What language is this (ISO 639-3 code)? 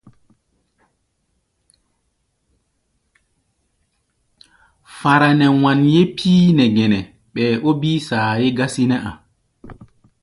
gba